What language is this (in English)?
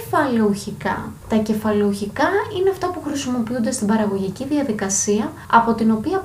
Greek